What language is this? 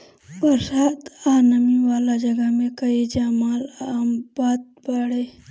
Bhojpuri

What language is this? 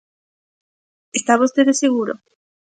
Galician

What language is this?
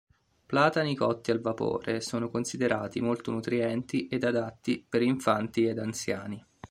Italian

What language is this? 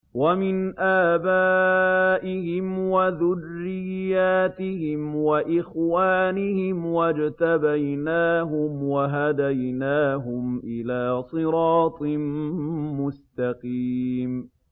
Arabic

